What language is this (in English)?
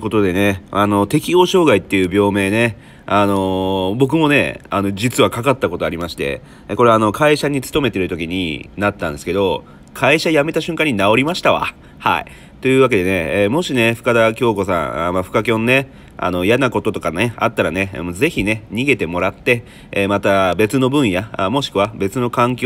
Japanese